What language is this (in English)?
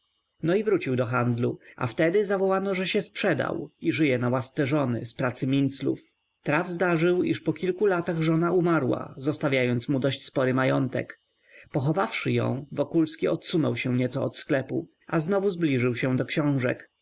Polish